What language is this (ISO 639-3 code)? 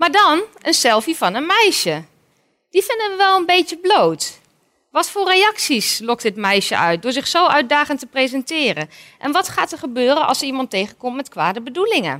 nld